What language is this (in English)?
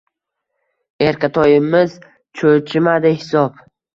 Uzbek